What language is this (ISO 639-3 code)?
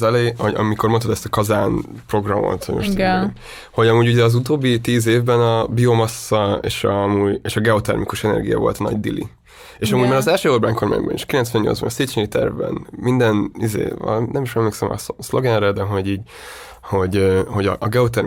hun